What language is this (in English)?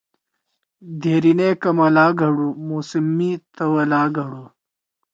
Torwali